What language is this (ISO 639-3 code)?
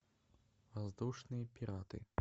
rus